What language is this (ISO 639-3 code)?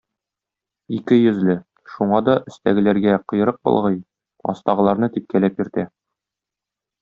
tat